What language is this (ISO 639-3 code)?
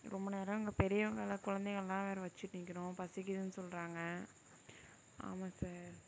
tam